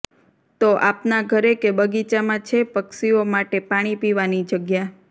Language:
Gujarati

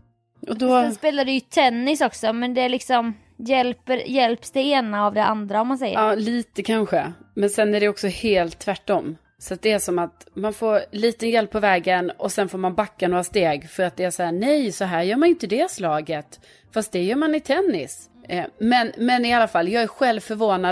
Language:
Swedish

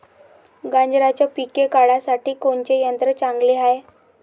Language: Marathi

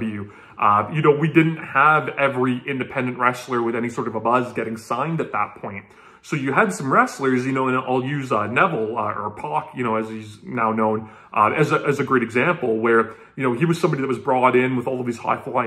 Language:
English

